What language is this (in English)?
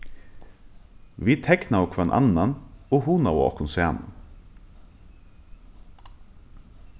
Faroese